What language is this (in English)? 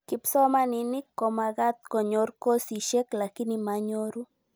Kalenjin